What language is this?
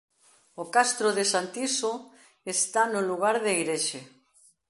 Galician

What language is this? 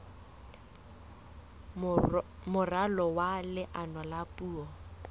Southern Sotho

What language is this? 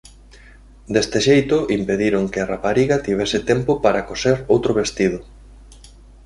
Galician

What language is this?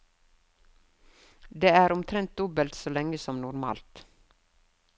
Norwegian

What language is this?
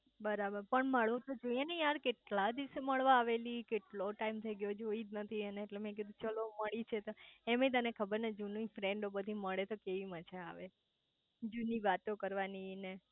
Gujarati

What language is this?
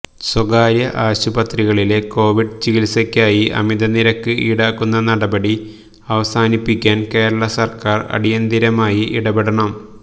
Malayalam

